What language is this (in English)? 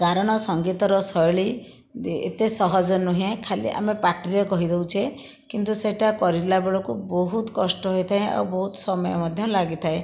Odia